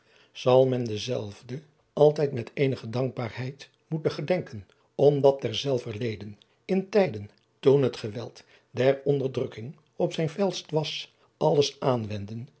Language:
Dutch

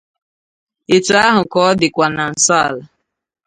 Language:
Igbo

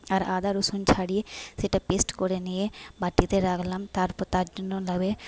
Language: Bangla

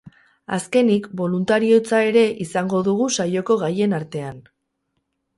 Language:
Basque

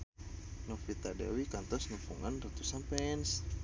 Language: Sundanese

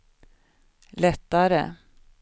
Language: Swedish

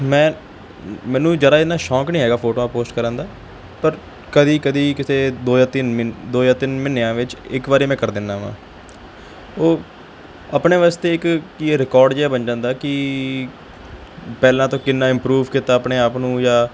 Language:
Punjabi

